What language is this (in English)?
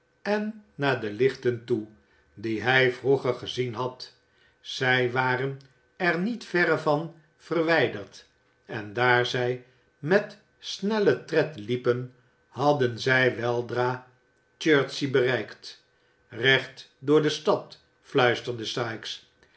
Dutch